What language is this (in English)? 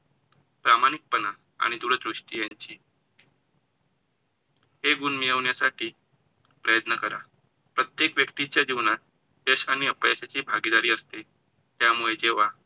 Marathi